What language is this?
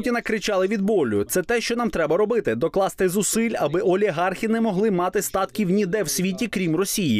Ukrainian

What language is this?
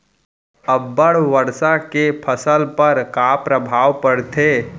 Chhattisgarhi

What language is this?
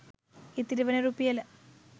Sinhala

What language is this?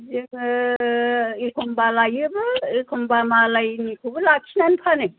Bodo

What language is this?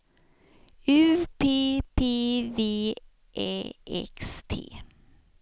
Swedish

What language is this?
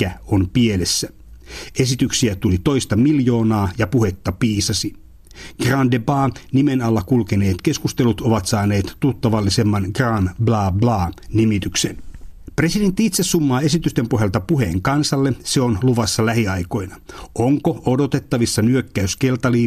Finnish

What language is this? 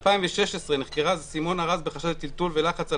Hebrew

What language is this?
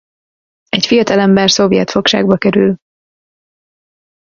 Hungarian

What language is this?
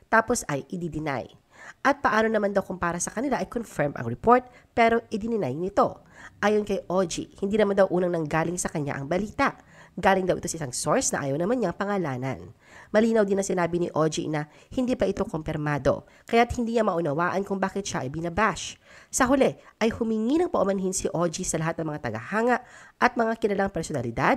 Filipino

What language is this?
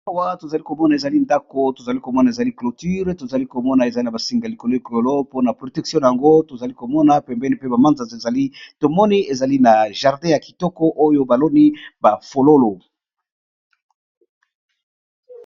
Lingala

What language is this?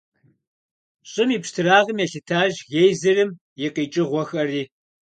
Kabardian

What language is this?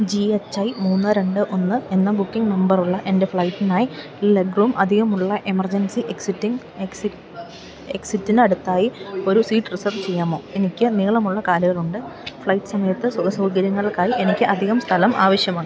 Malayalam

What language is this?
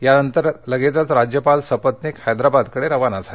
Marathi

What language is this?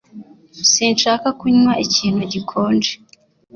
Kinyarwanda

